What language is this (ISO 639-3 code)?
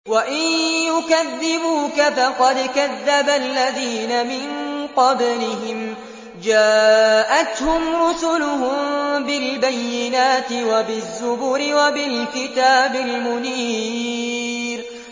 ara